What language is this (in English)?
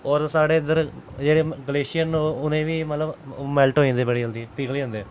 Dogri